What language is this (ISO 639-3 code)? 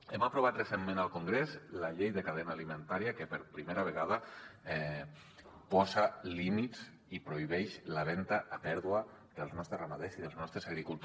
cat